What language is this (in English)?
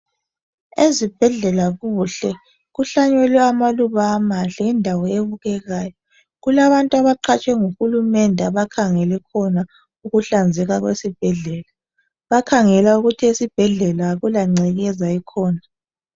North Ndebele